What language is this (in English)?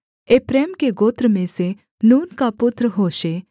Hindi